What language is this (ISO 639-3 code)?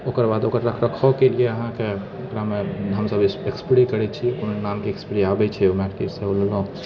mai